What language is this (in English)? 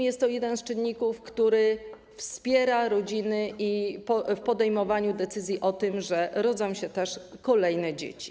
Polish